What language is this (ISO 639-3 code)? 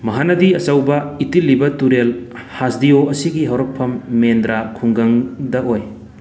mni